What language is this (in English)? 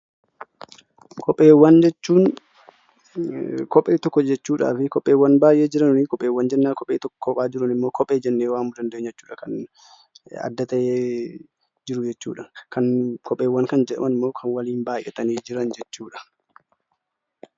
Oromo